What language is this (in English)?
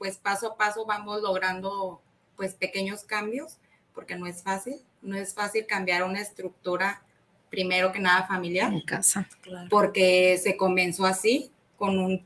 Spanish